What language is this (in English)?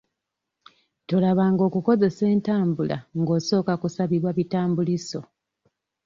Ganda